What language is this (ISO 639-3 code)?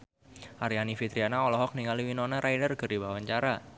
sun